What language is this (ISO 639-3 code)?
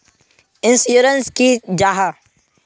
mag